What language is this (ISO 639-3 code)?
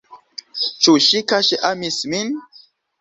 epo